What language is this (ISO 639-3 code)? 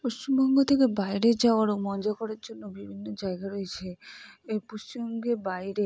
ben